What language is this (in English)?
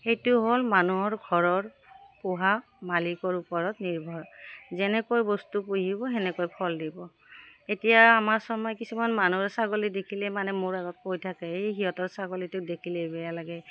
Assamese